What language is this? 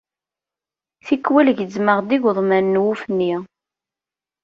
Kabyle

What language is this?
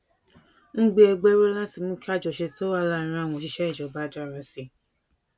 Yoruba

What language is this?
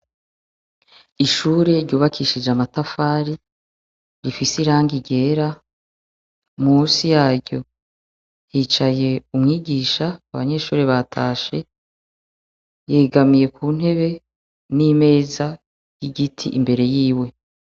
Rundi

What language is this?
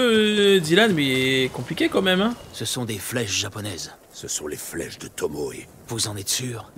French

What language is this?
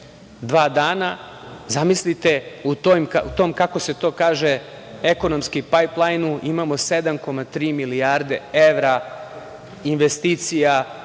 Serbian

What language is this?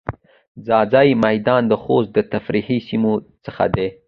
Pashto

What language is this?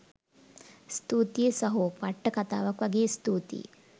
Sinhala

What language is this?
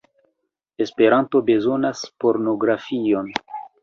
Esperanto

